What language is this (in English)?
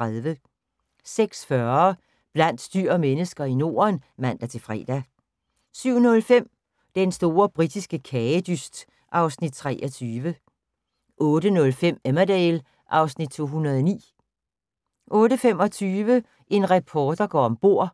Danish